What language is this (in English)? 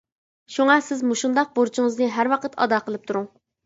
Uyghur